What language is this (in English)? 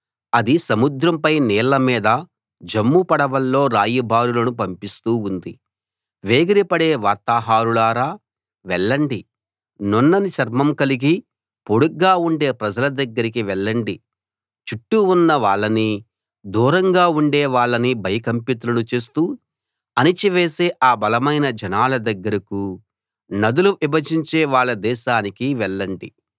Telugu